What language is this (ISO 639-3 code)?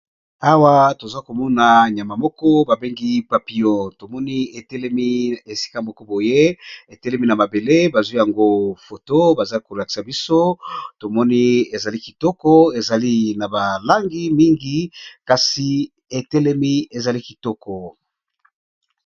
lin